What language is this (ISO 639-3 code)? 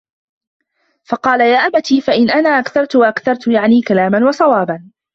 ara